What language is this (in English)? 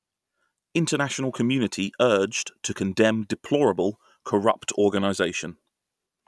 English